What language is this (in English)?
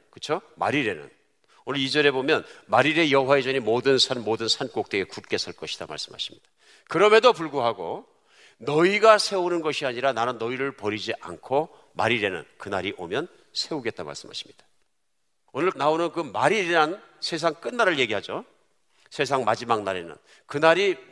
Korean